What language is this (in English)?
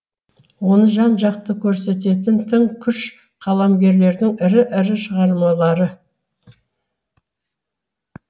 Kazakh